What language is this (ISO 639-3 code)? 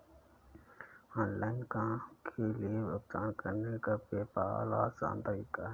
hin